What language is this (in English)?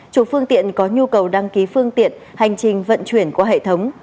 Vietnamese